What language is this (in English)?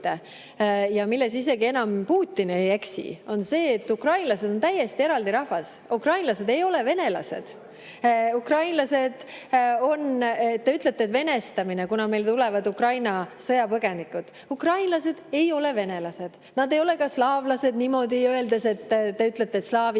Estonian